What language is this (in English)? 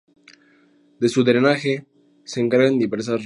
Spanish